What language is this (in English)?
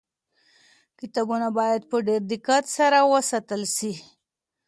Pashto